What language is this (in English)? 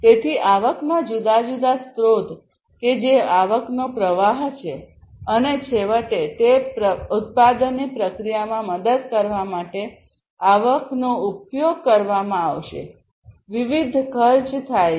Gujarati